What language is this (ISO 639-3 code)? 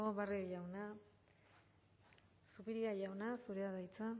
eus